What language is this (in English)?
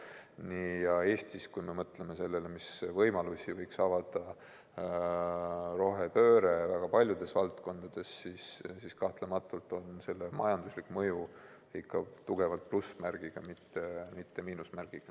Estonian